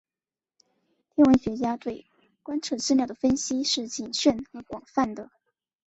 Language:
Chinese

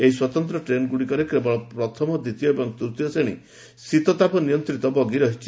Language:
Odia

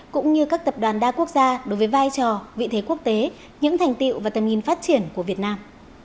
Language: Vietnamese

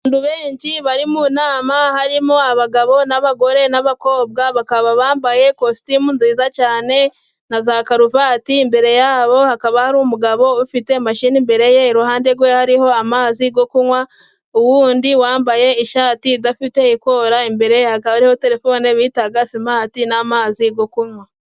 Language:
Kinyarwanda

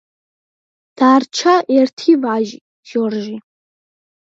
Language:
Georgian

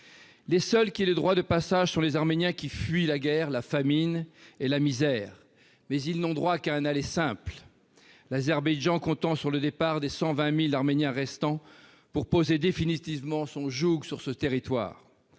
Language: French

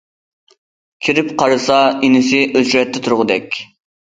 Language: Uyghur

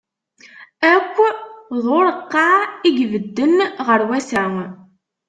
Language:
Kabyle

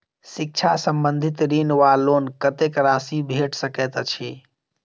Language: Maithili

